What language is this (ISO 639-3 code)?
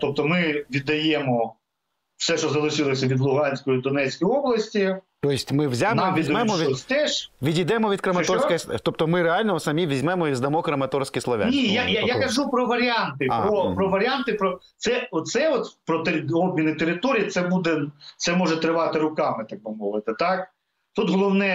ukr